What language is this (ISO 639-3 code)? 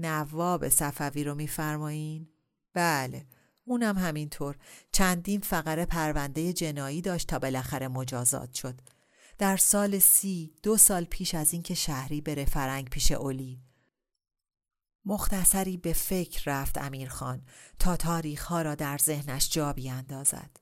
fas